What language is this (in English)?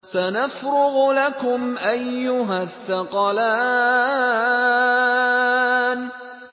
Arabic